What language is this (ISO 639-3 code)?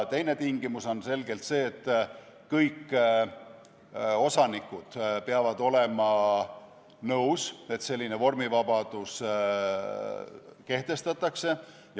est